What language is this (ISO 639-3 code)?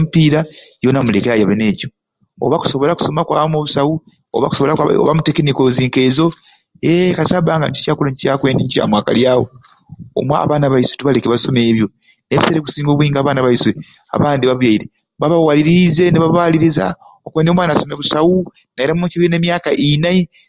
ruc